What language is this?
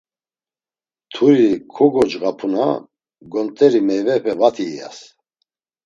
Laz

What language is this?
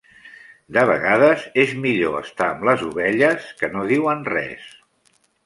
Catalan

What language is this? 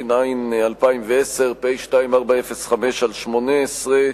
Hebrew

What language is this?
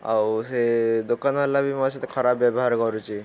Odia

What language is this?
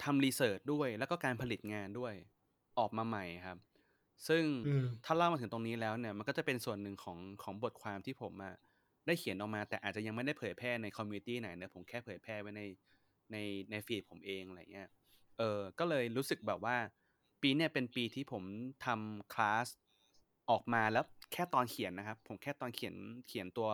Thai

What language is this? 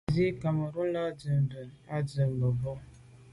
Medumba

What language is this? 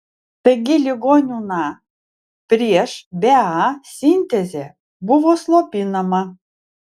Lithuanian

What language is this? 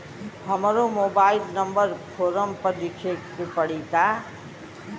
Bhojpuri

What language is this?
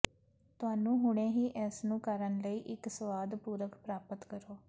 Punjabi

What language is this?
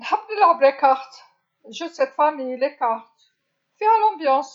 Algerian Arabic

